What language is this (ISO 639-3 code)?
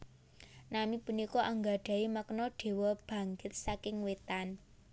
jav